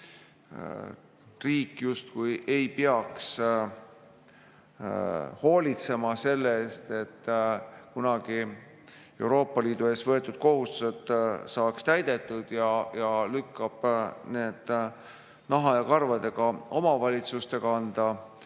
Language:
Estonian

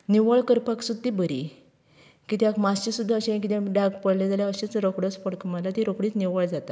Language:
Konkani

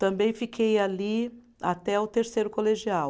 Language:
Portuguese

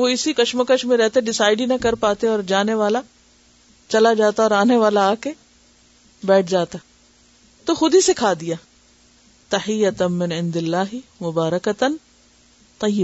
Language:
Urdu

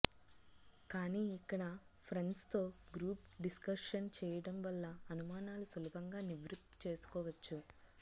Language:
Telugu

